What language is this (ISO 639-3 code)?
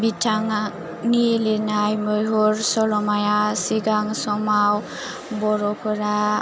brx